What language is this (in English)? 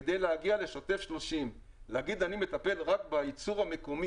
Hebrew